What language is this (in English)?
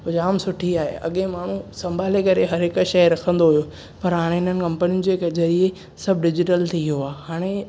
Sindhi